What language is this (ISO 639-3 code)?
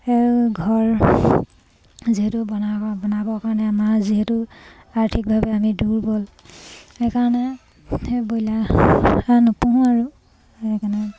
asm